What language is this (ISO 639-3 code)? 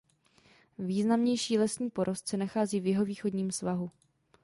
ces